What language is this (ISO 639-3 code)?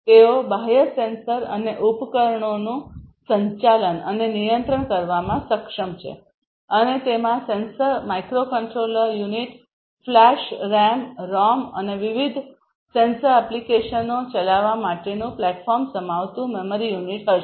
guj